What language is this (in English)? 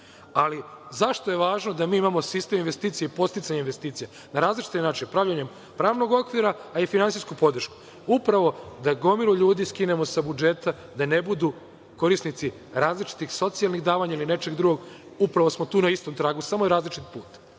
Serbian